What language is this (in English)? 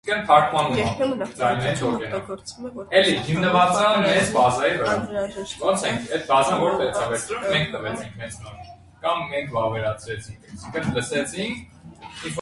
Armenian